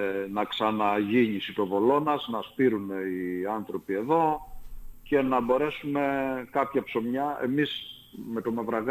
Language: Greek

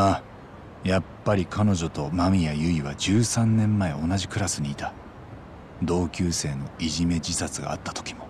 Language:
Japanese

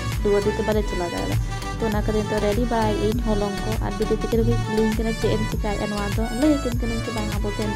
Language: Indonesian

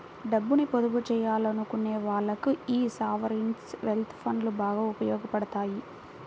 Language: Telugu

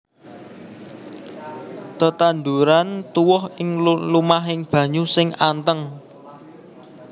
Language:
Javanese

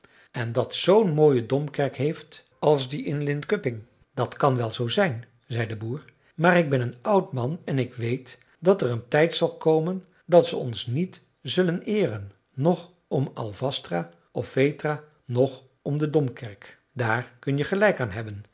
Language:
Dutch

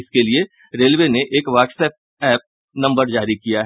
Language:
Hindi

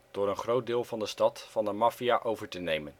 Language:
Dutch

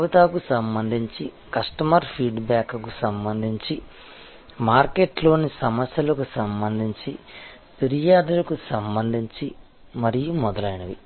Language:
Telugu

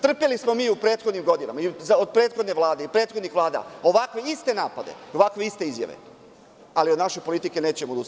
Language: Serbian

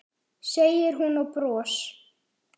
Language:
Icelandic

